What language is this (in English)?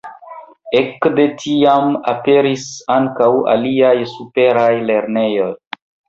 Esperanto